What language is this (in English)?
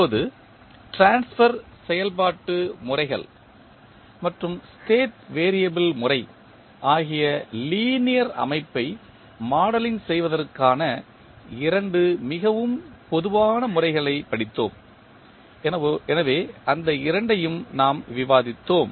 Tamil